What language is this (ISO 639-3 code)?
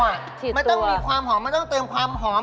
tha